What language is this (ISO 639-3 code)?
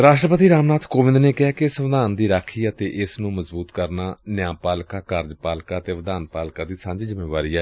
pan